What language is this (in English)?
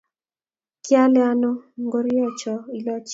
Kalenjin